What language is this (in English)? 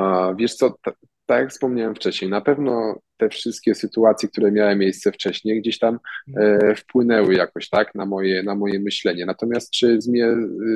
Polish